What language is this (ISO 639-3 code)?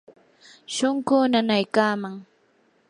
qur